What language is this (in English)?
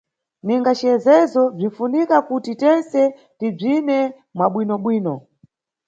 Nyungwe